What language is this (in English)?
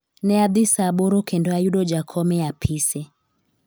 Luo (Kenya and Tanzania)